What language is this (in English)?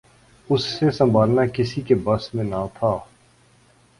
Urdu